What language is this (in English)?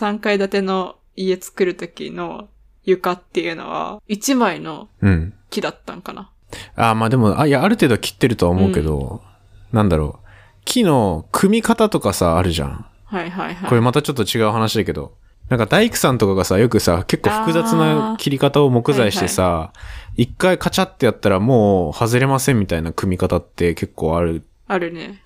Japanese